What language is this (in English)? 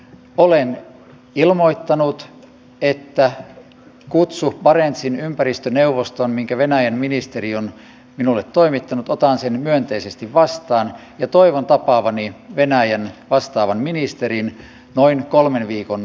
Finnish